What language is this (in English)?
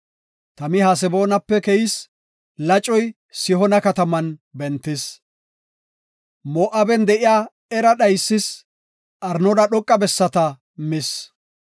Gofa